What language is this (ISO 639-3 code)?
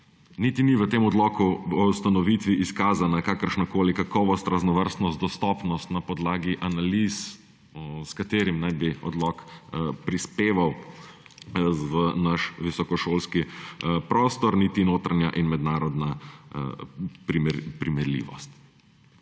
slv